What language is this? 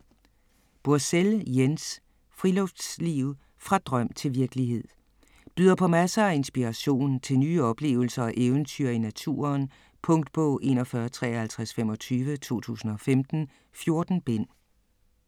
Danish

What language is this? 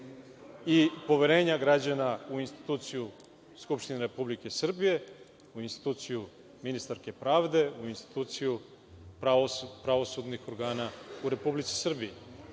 Serbian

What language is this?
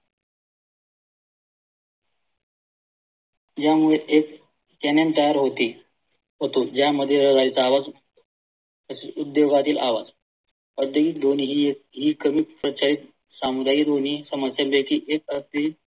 Marathi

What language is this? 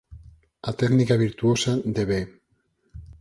Galician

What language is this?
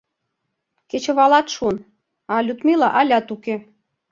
Mari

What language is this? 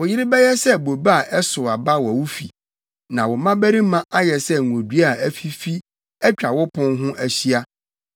Akan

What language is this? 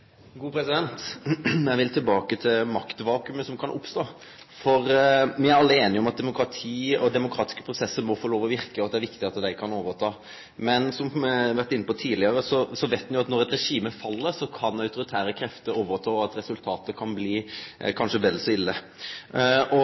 Norwegian Nynorsk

